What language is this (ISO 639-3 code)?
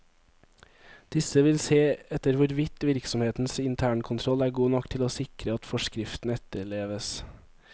nor